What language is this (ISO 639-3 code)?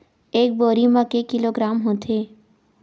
hne